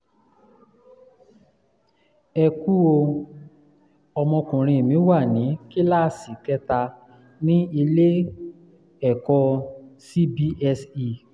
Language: Yoruba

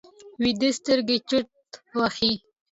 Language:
Pashto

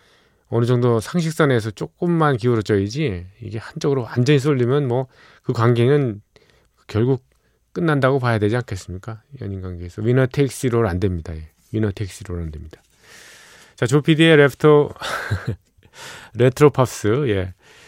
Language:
Korean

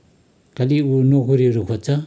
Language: Nepali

